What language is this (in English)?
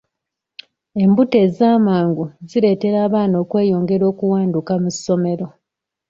Ganda